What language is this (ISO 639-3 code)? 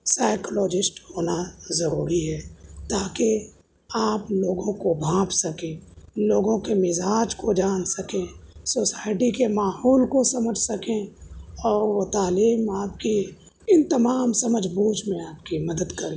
urd